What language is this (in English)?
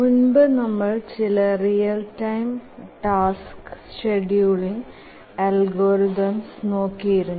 Malayalam